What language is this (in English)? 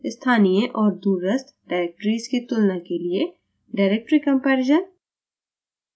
Hindi